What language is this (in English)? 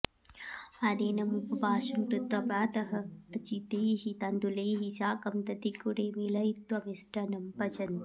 Sanskrit